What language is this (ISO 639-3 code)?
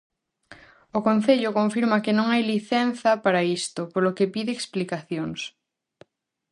glg